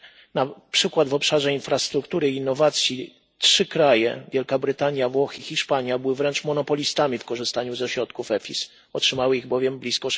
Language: Polish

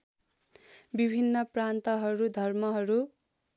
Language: Nepali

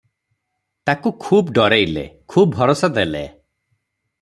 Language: Odia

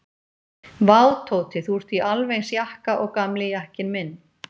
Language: Icelandic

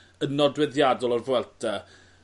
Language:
Welsh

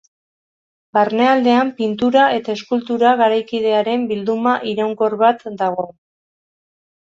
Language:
Basque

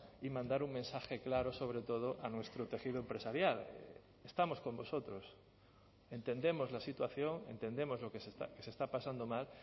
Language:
Spanish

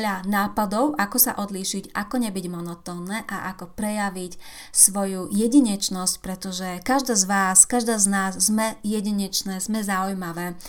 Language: Slovak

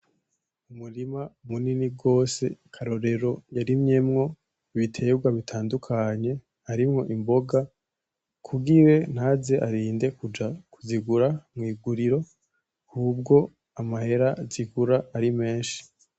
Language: Rundi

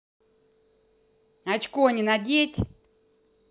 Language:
Russian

